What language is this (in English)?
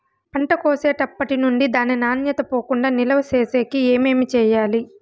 Telugu